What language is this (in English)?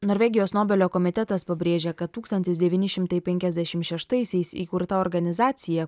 Lithuanian